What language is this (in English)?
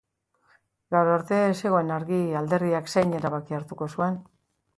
Basque